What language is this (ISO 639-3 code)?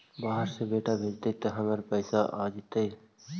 mag